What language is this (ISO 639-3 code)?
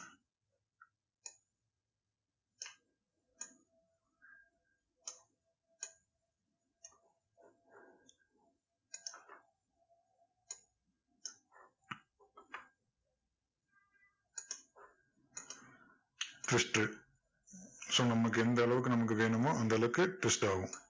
tam